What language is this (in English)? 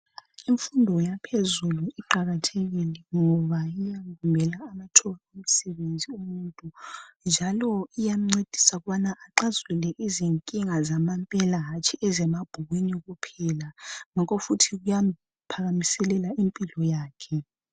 North Ndebele